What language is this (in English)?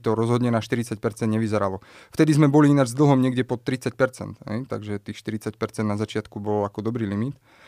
Slovak